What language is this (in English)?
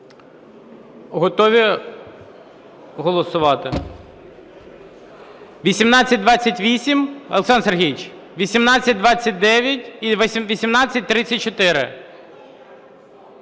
Ukrainian